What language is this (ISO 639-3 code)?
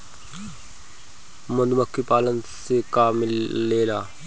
bho